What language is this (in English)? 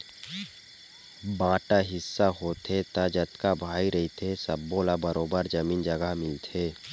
Chhattisgarhi